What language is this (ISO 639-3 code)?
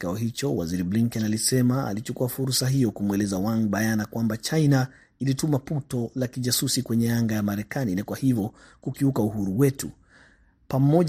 swa